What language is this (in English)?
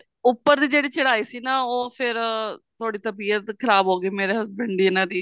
Punjabi